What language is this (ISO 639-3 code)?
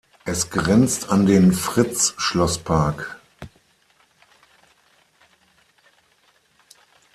deu